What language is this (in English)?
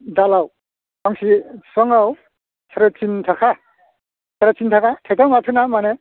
Bodo